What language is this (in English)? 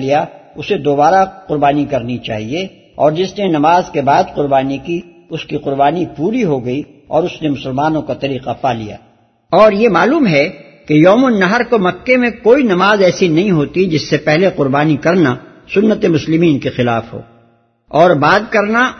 Urdu